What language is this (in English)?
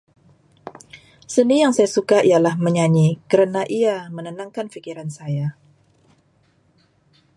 Malay